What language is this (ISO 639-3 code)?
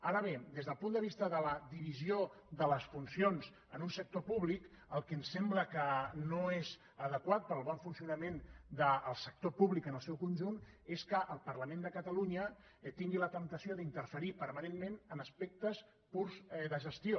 cat